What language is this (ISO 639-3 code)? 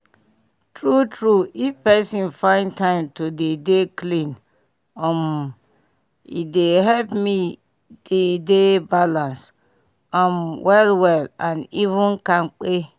pcm